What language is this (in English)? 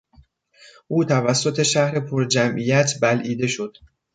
Persian